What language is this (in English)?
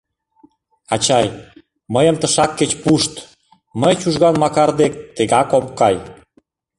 Mari